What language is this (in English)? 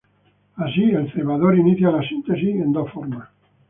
Spanish